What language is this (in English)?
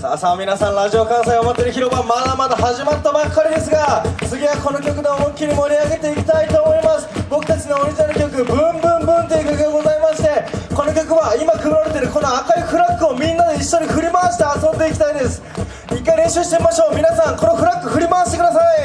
Japanese